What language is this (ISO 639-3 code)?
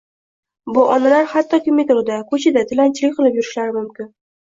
uzb